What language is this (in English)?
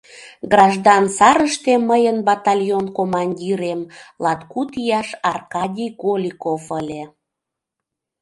Mari